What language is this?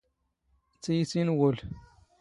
Standard Moroccan Tamazight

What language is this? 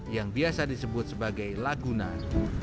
Indonesian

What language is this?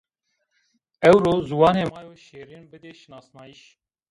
Zaza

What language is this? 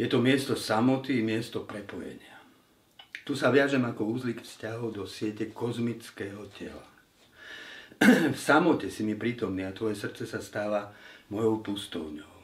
Slovak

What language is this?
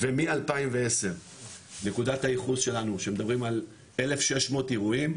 Hebrew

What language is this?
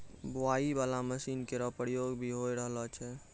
Maithili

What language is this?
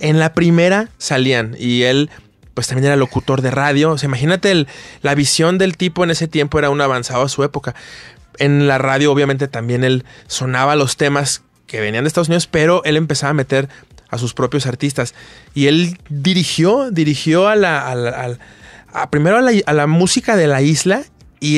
Spanish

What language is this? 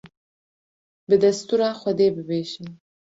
Kurdish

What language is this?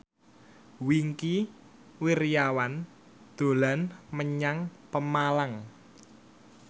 Javanese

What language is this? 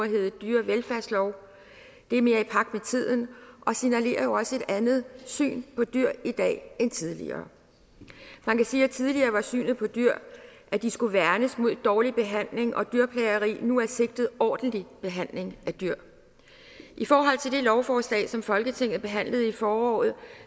Danish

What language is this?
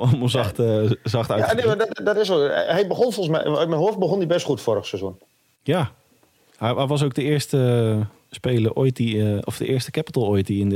Dutch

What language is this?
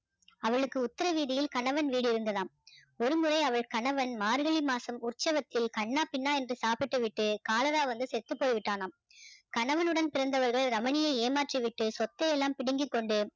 Tamil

